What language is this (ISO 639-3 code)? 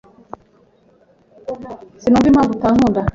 kin